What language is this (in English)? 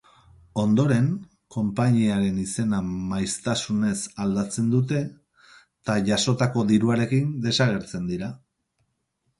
Basque